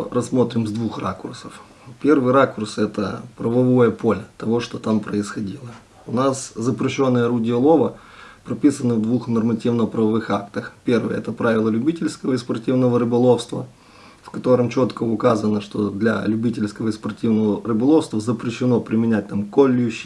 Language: Russian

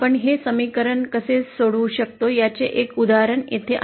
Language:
Marathi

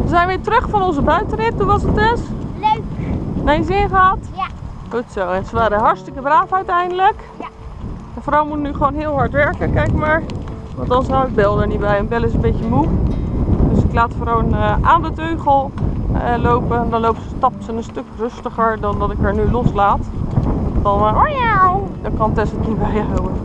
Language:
Dutch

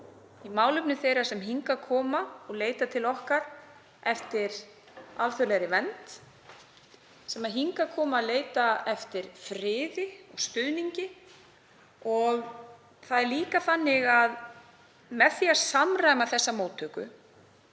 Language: Icelandic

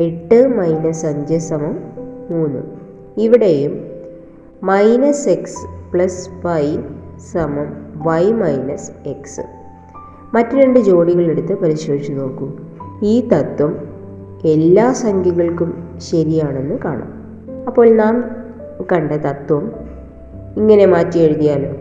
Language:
Malayalam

